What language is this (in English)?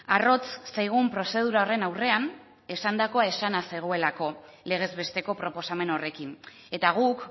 Basque